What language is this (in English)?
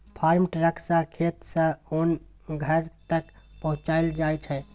Maithili